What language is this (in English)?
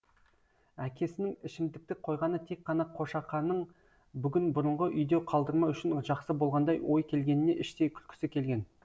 Kazakh